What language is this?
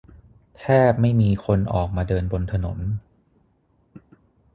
Thai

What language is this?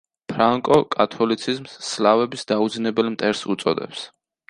Georgian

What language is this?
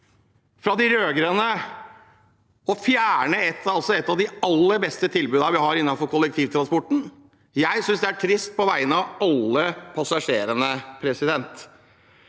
Norwegian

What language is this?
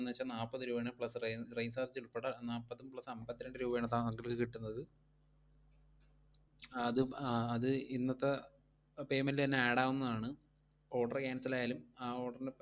Malayalam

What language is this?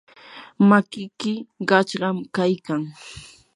Yanahuanca Pasco Quechua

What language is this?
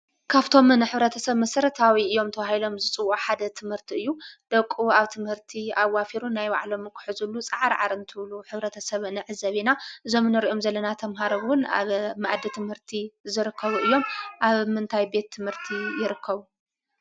Tigrinya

